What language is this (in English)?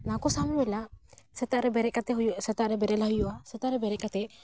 Santali